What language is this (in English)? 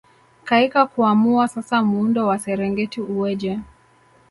Swahili